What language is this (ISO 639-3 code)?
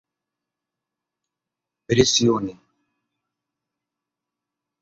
ara